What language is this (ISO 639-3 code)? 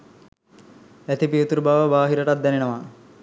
sin